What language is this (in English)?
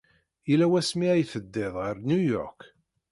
Kabyle